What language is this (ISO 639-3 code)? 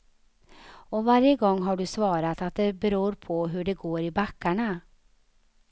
swe